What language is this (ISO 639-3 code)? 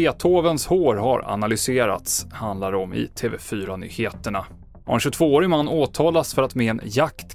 swe